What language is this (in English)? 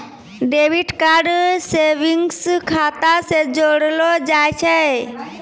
Maithili